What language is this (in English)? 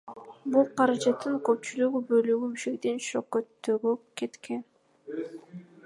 Kyrgyz